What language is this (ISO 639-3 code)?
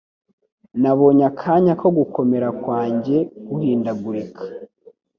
kin